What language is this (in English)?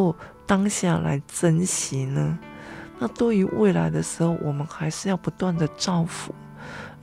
Chinese